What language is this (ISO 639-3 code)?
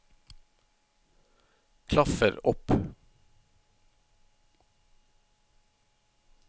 nor